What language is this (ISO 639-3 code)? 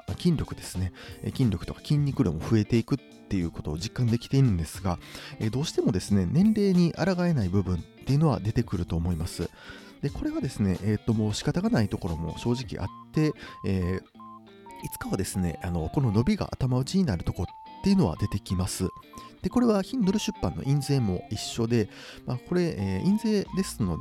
jpn